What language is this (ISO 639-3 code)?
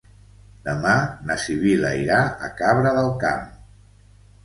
cat